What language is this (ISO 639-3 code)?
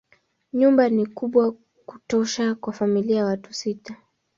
swa